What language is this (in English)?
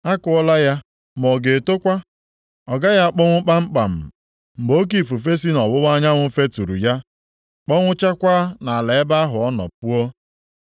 Igbo